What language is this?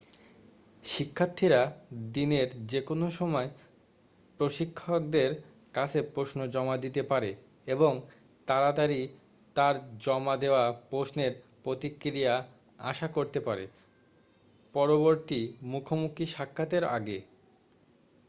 Bangla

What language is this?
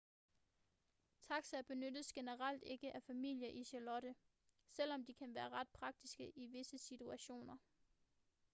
Danish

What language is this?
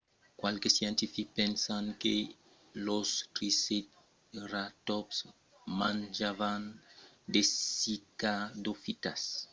Occitan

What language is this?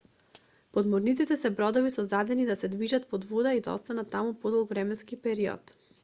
Macedonian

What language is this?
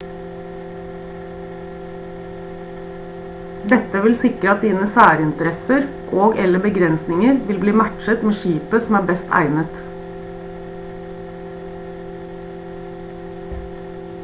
Norwegian Bokmål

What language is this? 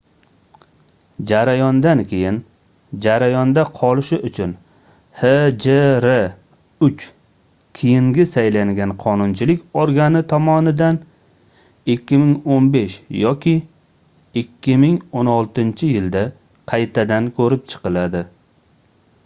Uzbek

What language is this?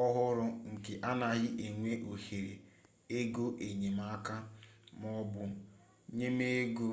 Igbo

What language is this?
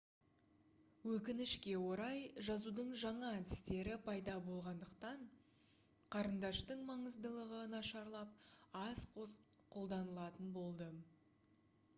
Kazakh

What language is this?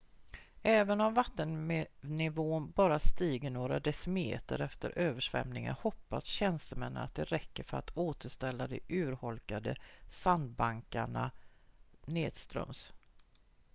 Swedish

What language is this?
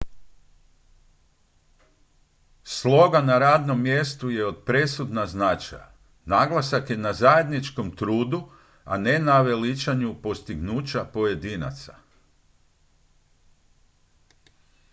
Croatian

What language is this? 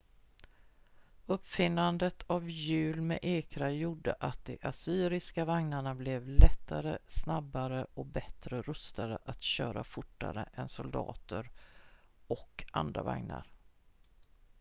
Swedish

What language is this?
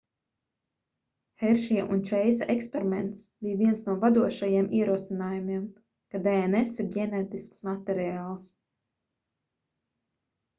Latvian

